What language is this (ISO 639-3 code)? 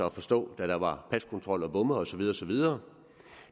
dan